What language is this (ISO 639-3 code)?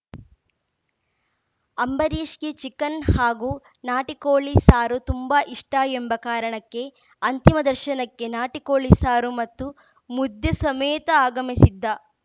kan